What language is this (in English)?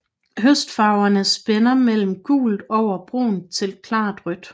Danish